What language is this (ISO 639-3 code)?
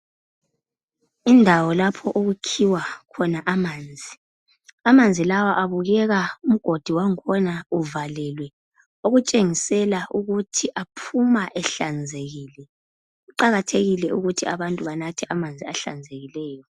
nde